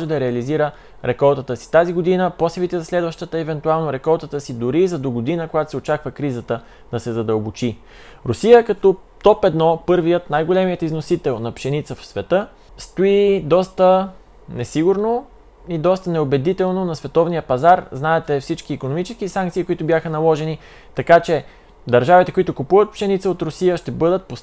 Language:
Bulgarian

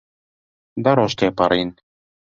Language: Central Kurdish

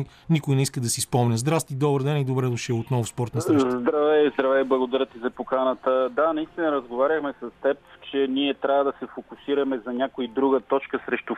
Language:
Bulgarian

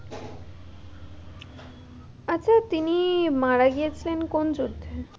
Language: Bangla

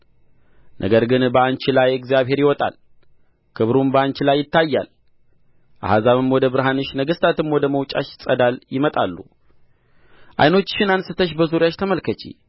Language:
Amharic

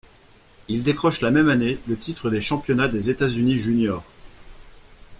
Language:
French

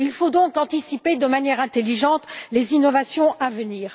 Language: French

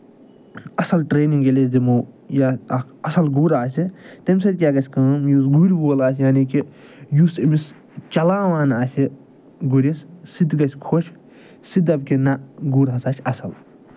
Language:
Kashmiri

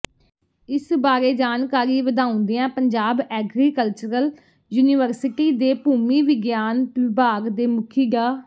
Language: Punjabi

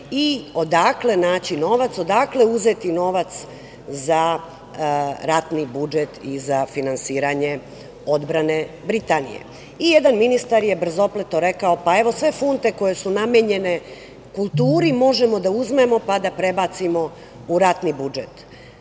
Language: Serbian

